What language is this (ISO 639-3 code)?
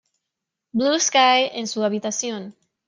spa